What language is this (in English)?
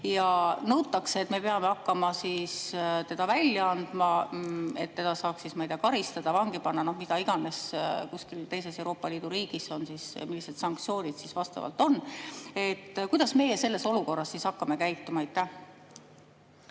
Estonian